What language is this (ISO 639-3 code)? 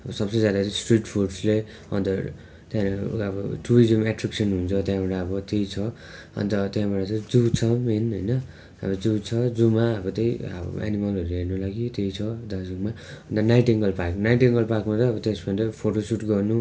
nep